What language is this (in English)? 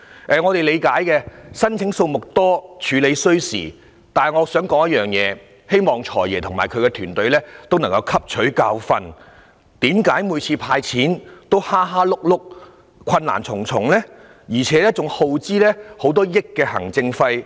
Cantonese